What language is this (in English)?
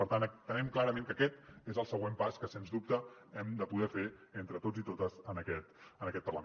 Catalan